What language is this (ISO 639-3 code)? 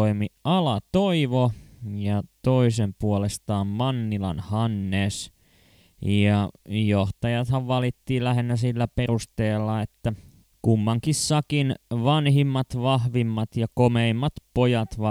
fin